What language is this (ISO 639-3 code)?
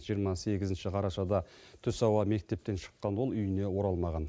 kaz